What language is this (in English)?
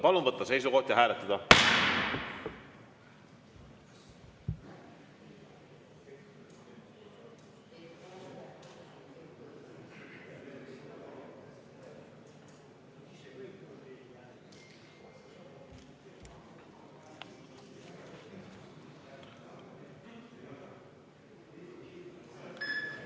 Estonian